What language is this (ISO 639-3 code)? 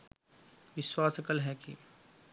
sin